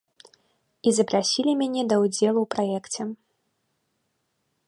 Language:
Belarusian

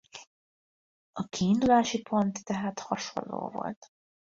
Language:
Hungarian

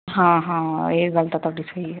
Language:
Punjabi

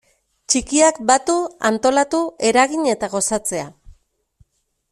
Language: Basque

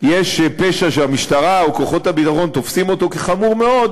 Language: Hebrew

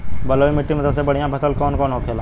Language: Bhojpuri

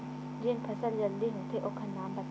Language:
Chhattisgarhi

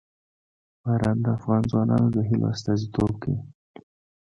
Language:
Pashto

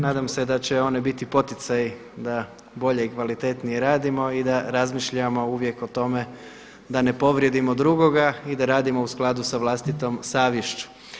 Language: Croatian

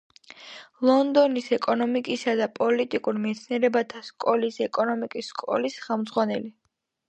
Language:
Georgian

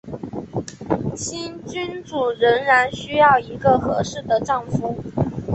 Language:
Chinese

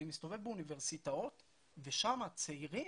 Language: Hebrew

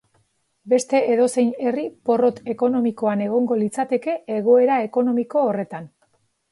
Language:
Basque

